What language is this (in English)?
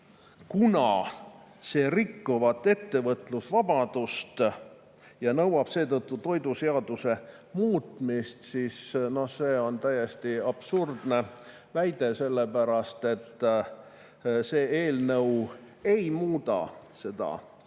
Estonian